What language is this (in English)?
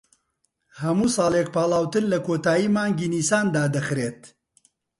Central Kurdish